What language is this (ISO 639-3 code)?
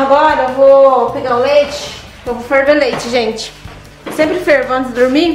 por